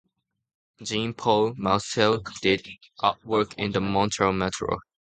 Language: English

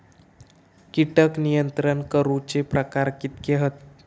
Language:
Marathi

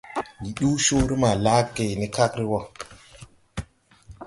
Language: Tupuri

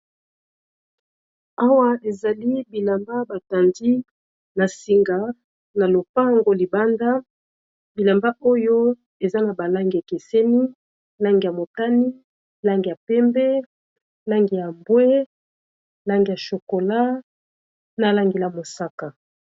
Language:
Lingala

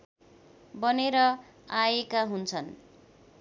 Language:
Nepali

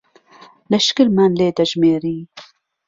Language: Central Kurdish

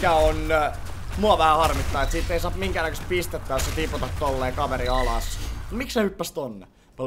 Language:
Finnish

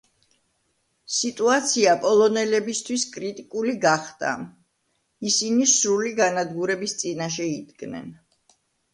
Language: Georgian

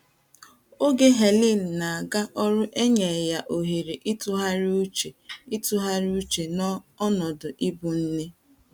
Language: Igbo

